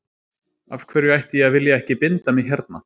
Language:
Icelandic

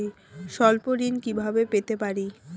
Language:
Bangla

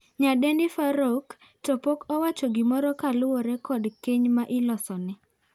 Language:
Luo (Kenya and Tanzania)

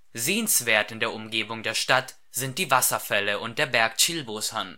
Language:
German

